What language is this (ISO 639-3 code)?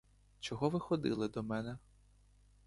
ukr